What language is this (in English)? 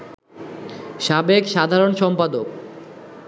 Bangla